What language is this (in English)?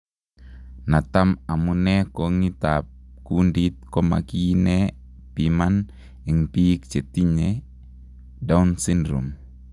Kalenjin